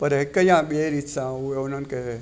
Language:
Sindhi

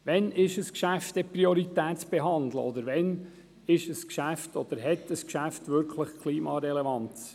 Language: Swiss German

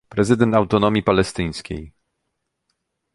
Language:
Polish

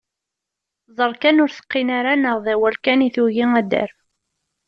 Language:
Kabyle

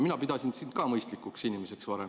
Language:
Estonian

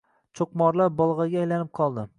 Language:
Uzbek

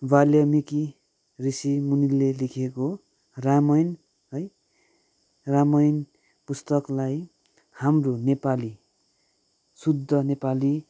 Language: Nepali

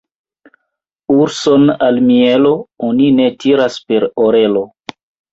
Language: Esperanto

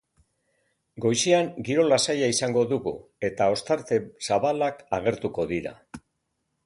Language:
Basque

